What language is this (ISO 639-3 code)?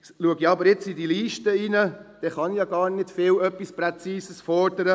gsw